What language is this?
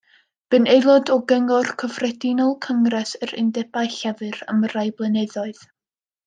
Welsh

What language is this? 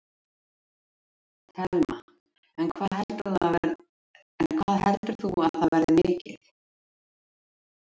Icelandic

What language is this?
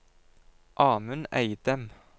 Norwegian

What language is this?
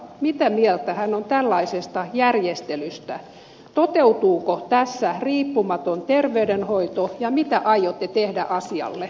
Finnish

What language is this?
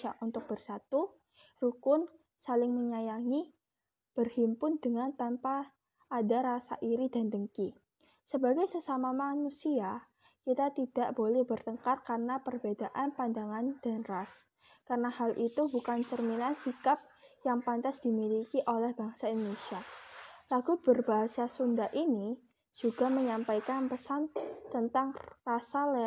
Indonesian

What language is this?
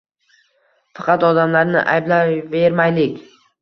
Uzbek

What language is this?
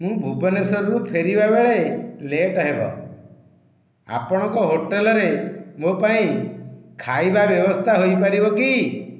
Odia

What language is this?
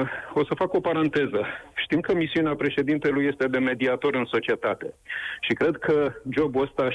Romanian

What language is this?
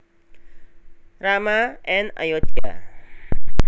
Javanese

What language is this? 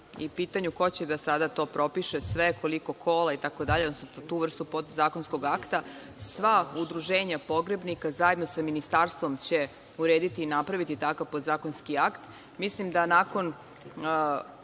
Serbian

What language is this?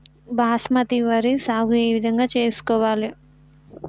Telugu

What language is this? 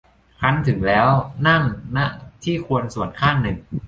Thai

